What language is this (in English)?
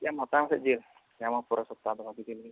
Santali